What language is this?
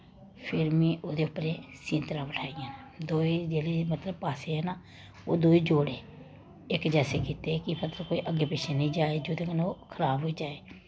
Dogri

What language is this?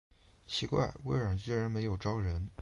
Chinese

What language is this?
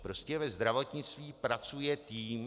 Czech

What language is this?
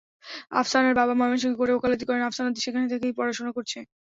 Bangla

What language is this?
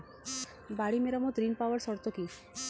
Bangla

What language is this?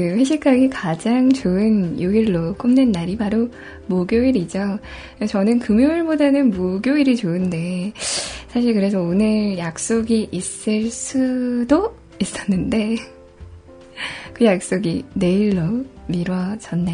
Korean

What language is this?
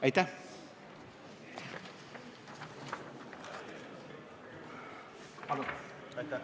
Estonian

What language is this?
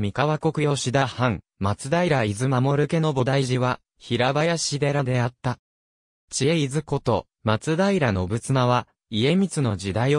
Japanese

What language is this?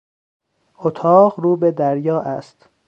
Persian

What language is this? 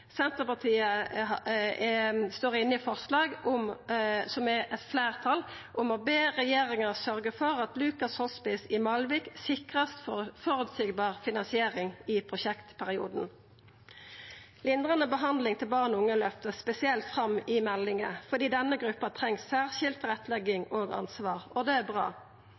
Norwegian Nynorsk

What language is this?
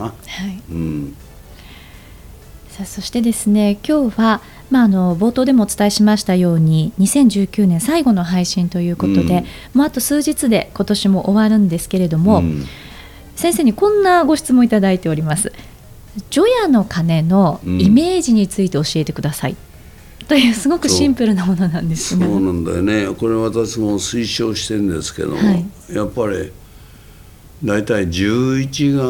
Japanese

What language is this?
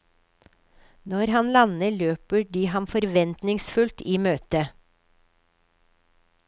Norwegian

